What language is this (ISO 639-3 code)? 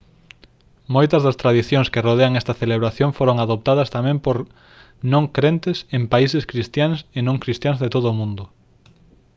glg